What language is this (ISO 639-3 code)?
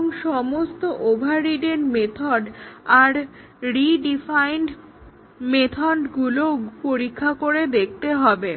ben